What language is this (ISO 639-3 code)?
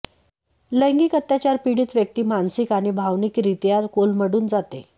mar